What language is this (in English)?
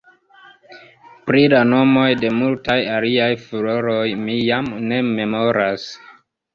Esperanto